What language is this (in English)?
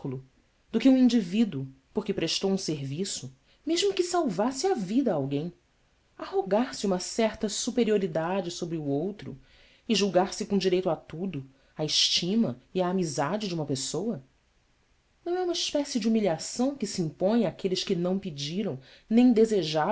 Portuguese